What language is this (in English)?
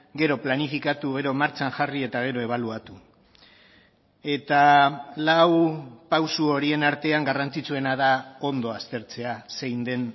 Basque